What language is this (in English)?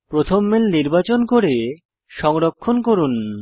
Bangla